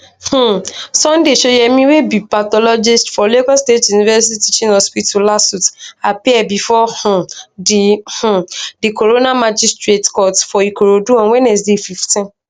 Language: Nigerian Pidgin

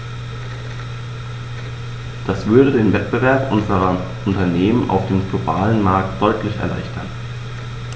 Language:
German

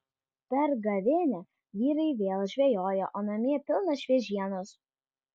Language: Lithuanian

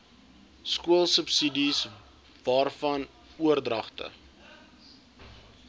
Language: Afrikaans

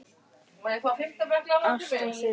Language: Icelandic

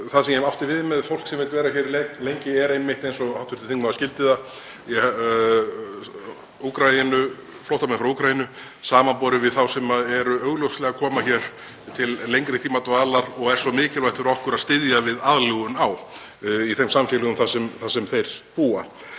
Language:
Icelandic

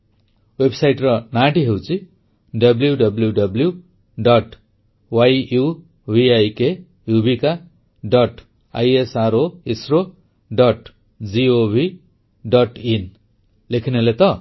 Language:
Odia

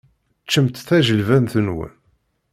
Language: Kabyle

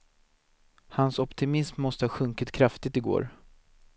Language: Swedish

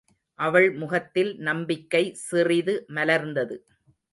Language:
Tamil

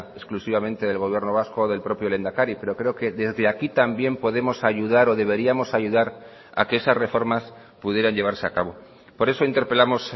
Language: Spanish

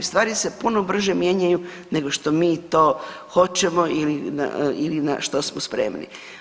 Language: Croatian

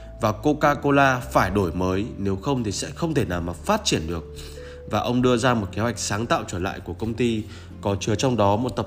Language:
Vietnamese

